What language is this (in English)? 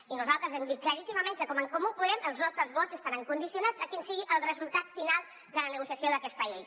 Catalan